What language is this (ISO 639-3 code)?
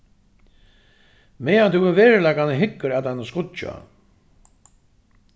fao